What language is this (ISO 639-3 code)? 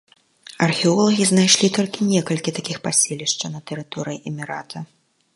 bel